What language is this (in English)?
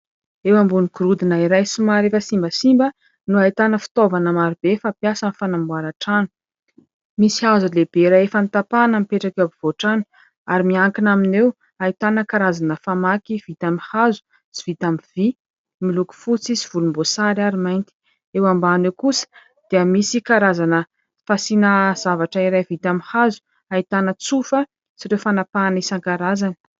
Malagasy